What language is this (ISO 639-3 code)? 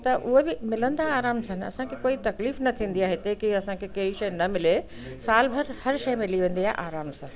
snd